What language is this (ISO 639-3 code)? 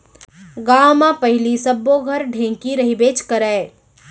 hne